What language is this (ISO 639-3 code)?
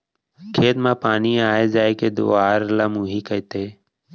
hne